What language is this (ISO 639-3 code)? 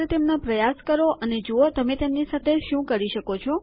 guj